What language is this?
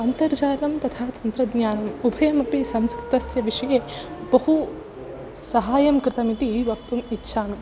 Sanskrit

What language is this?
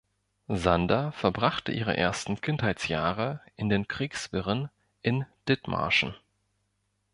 German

